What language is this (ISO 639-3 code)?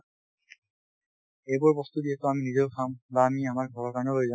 asm